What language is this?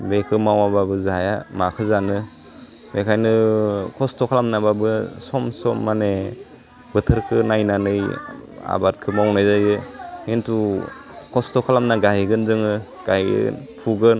Bodo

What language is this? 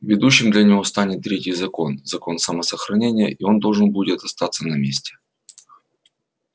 Russian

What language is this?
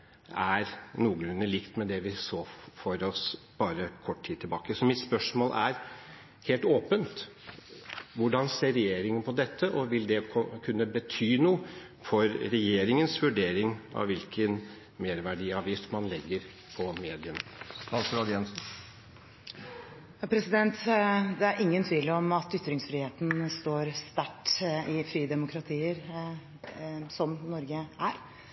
Norwegian Bokmål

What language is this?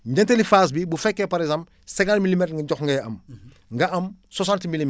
Wolof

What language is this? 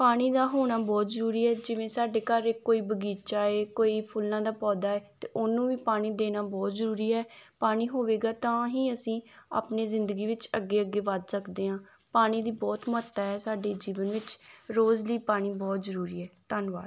Punjabi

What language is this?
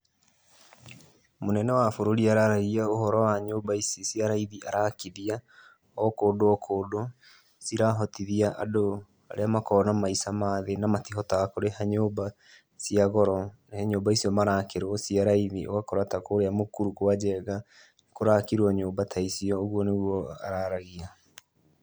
Kikuyu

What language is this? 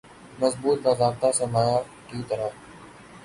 Urdu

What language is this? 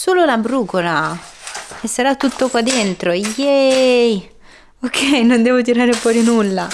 Italian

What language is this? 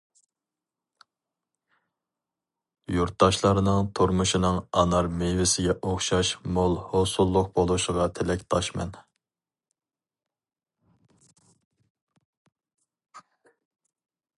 Uyghur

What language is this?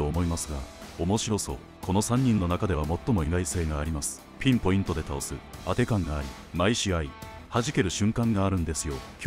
Japanese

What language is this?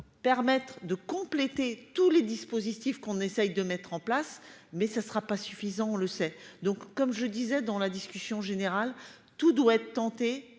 French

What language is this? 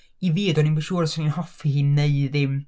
Welsh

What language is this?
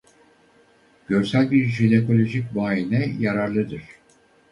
Turkish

